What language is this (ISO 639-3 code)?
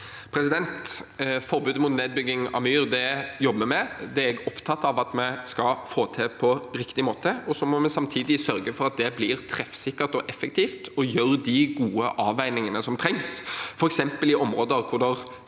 nor